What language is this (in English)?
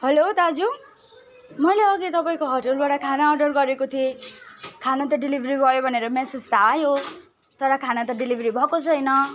Nepali